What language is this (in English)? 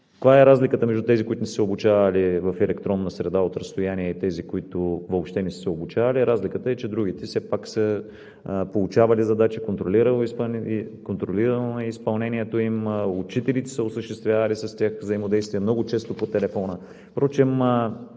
Bulgarian